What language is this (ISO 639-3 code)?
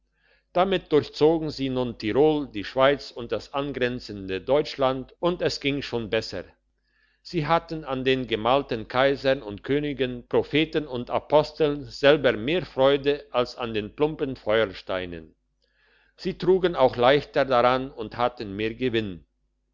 deu